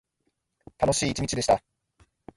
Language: Japanese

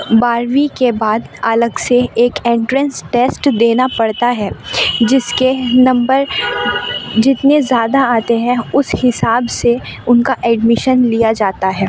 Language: Urdu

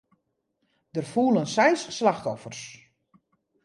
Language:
Western Frisian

